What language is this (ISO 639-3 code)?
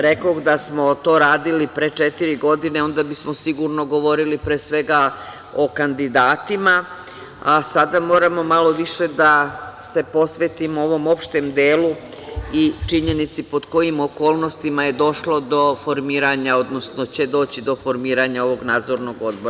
srp